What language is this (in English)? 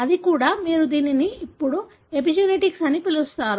Telugu